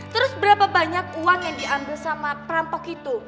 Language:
Indonesian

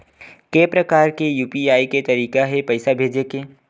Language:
Chhattisgarhi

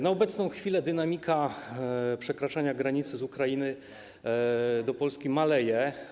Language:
Polish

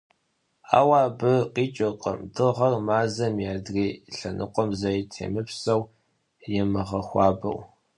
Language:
Kabardian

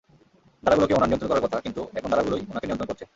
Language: Bangla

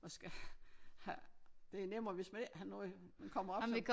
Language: Danish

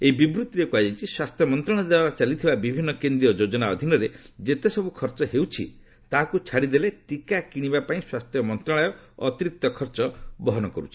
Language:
Odia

